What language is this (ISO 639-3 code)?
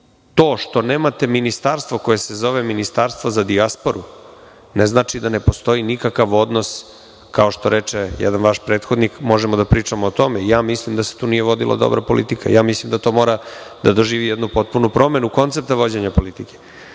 srp